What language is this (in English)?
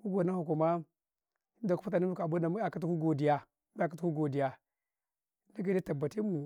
Karekare